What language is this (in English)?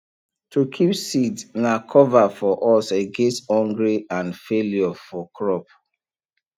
Nigerian Pidgin